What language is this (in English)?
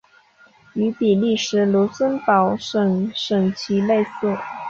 Chinese